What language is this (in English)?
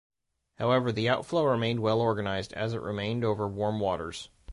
English